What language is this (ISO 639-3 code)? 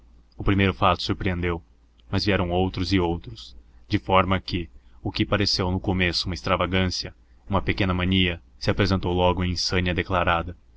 por